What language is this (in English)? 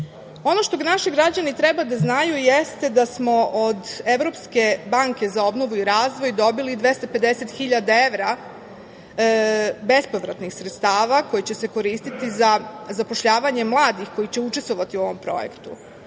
Serbian